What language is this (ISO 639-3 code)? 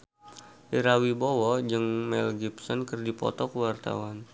sun